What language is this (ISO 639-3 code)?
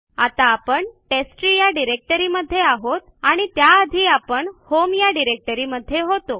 mar